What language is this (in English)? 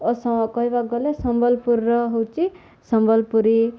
Odia